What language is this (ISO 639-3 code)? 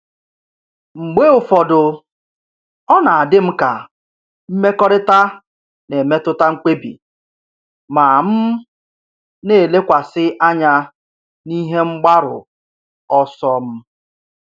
ibo